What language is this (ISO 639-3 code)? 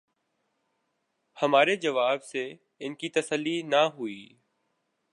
urd